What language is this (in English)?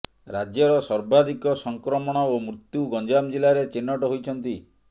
Odia